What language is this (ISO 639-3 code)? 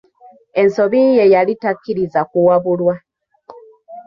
lug